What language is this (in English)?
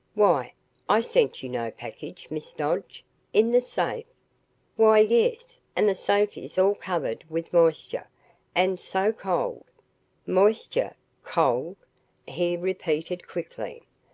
English